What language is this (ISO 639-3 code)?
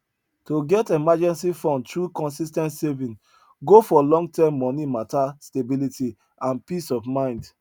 pcm